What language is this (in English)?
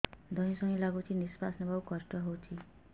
Odia